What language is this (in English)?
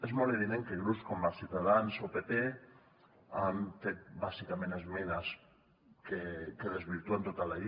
Catalan